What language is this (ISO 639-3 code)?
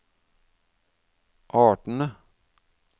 nor